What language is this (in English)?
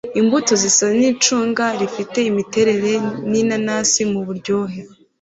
Kinyarwanda